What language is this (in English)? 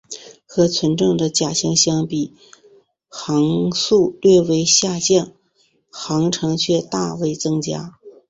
Chinese